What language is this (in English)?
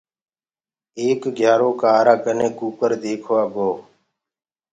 Gurgula